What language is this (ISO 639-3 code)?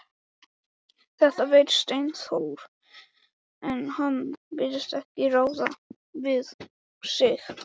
isl